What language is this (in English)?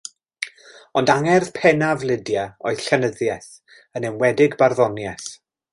Welsh